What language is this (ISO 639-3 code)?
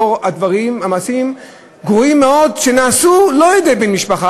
heb